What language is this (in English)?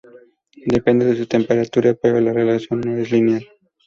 Spanish